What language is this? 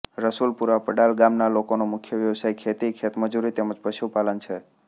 Gujarati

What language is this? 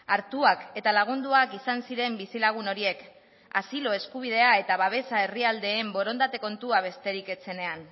Basque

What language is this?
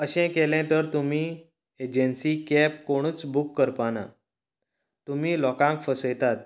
Konkani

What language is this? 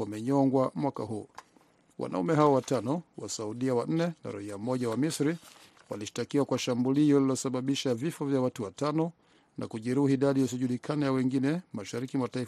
Swahili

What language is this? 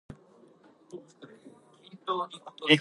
English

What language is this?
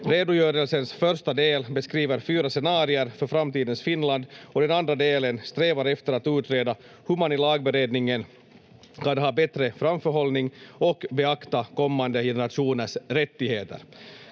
Finnish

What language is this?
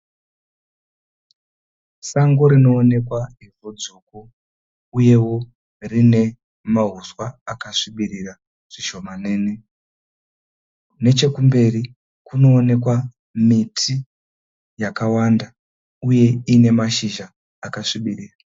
Shona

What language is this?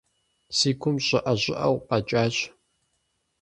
Kabardian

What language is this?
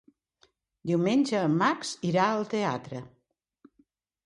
Catalan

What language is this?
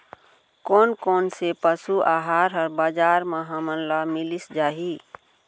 Chhattisgarhi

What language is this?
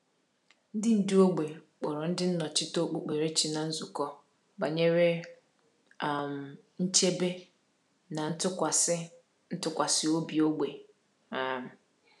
Igbo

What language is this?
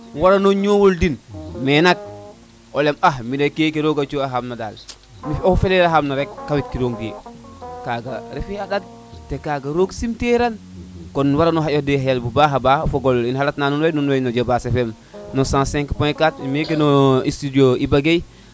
Serer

